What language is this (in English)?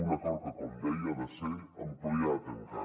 Catalan